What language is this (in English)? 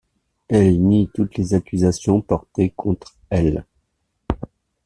French